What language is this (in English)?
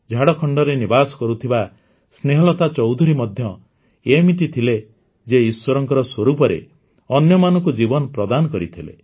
Odia